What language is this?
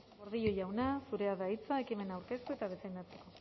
Basque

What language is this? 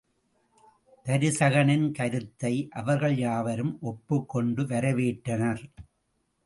Tamil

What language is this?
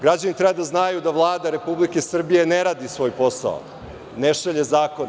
Serbian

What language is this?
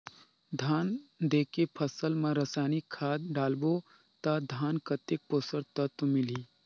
Chhattisgarhi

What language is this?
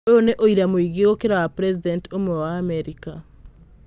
Kikuyu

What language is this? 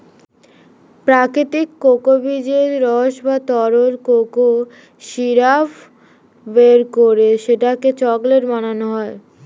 Bangla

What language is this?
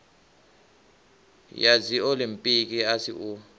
Venda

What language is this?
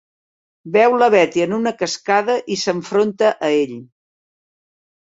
Catalan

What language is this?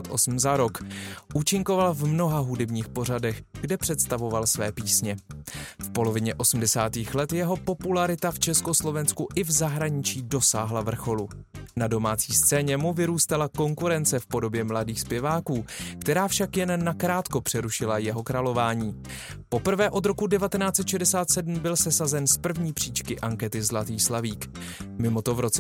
Czech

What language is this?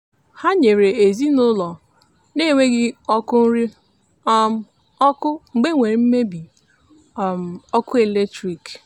Igbo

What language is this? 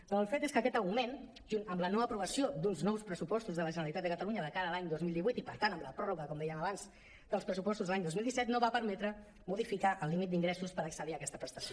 Catalan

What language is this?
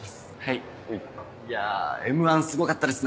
Japanese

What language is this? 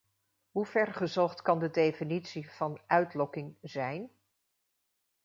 Dutch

